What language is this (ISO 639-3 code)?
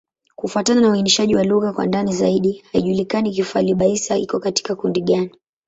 swa